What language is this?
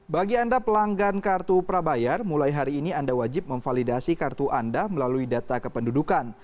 Indonesian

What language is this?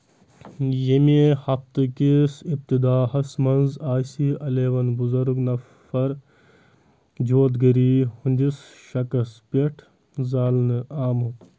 Kashmiri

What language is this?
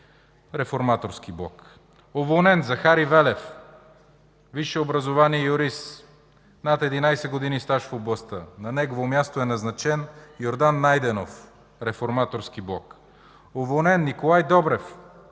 Bulgarian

